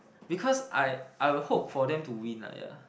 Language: English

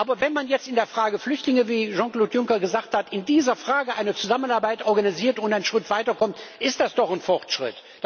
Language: German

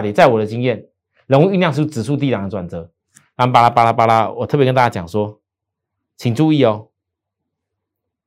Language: Chinese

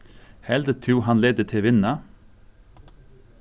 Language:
Faroese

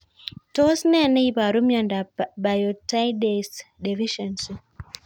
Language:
Kalenjin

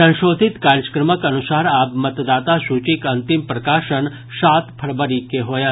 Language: Maithili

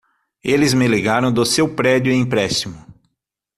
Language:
Portuguese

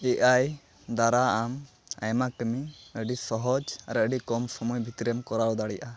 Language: Santali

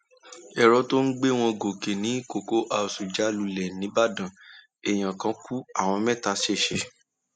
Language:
Yoruba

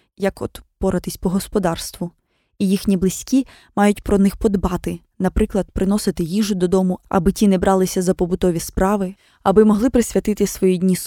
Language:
Ukrainian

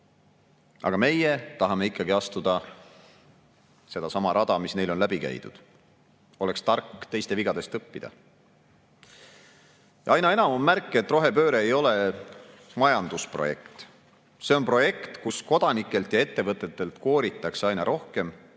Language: Estonian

